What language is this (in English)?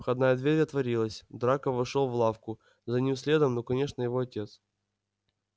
Russian